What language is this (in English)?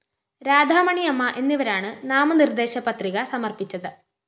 Malayalam